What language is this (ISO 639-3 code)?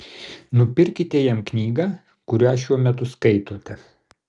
lit